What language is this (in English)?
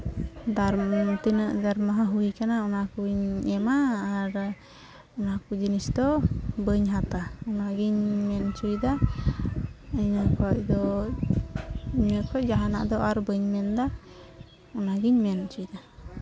Santali